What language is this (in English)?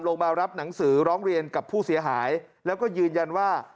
Thai